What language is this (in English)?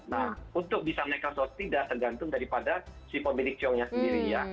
Indonesian